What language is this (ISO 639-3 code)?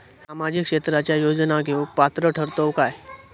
mar